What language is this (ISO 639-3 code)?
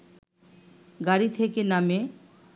ben